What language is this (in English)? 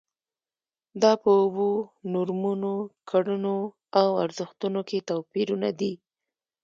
Pashto